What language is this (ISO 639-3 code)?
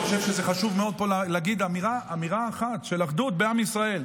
heb